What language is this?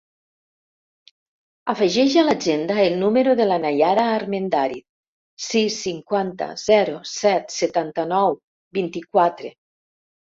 Catalan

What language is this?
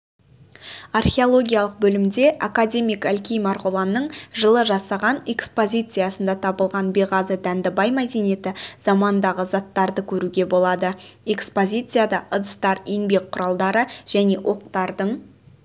Kazakh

